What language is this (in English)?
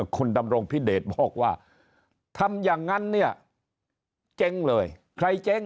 Thai